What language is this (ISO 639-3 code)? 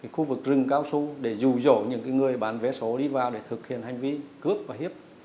vie